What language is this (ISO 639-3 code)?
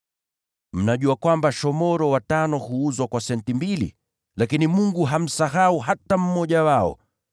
swa